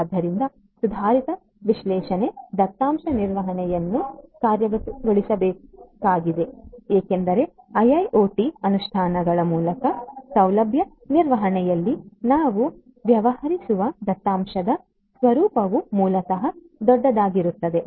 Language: Kannada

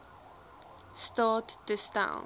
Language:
Afrikaans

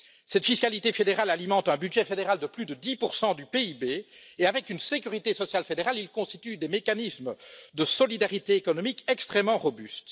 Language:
French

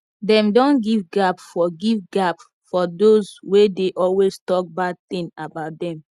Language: Nigerian Pidgin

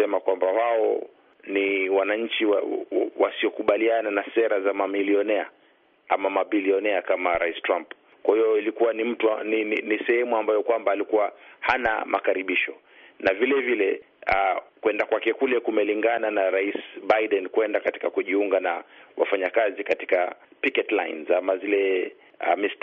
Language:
Swahili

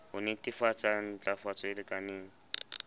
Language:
Southern Sotho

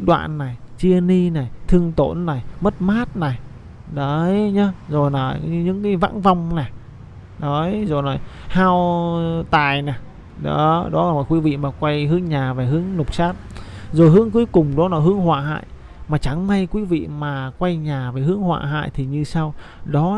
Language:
Vietnamese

